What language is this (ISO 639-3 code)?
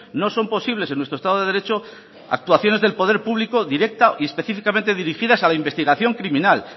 spa